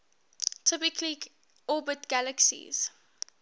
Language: English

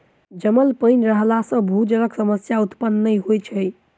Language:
Maithili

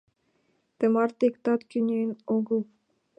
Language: Mari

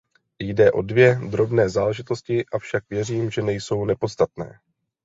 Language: Czech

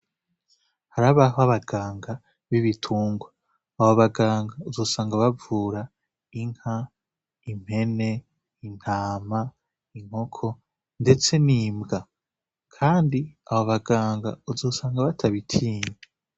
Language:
Rundi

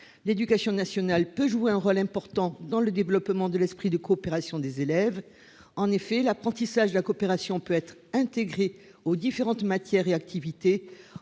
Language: French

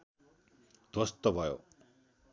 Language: Nepali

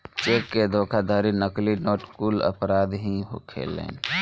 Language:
Bhojpuri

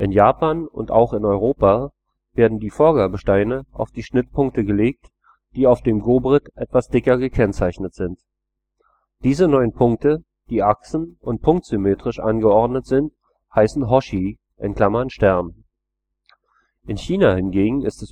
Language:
German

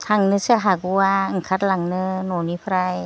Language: Bodo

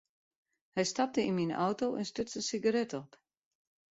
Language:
Western Frisian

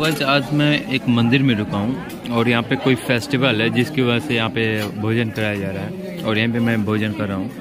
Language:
Hindi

